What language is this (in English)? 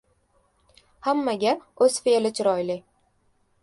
Uzbek